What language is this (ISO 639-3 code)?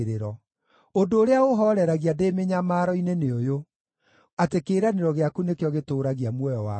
kik